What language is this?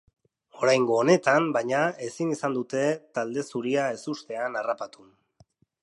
Basque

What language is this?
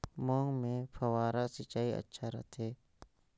Chhattisgarhi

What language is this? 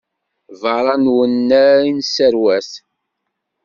Kabyle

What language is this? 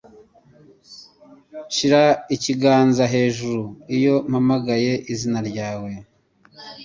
Kinyarwanda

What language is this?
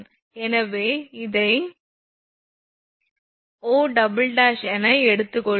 Tamil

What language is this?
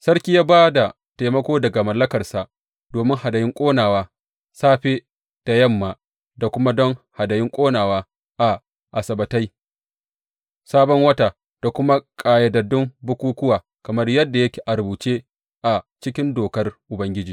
Hausa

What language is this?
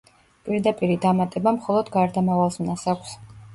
Georgian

